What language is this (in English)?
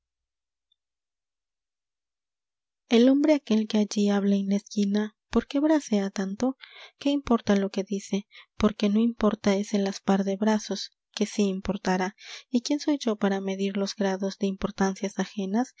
Spanish